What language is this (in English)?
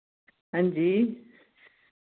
Dogri